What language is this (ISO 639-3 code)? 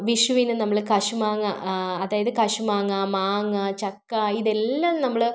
mal